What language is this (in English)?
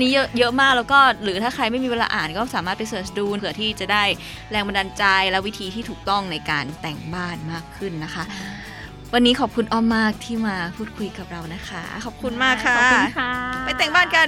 Thai